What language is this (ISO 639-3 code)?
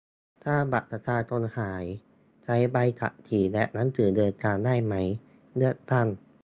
tha